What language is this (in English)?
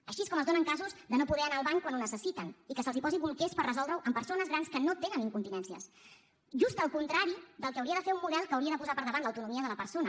Catalan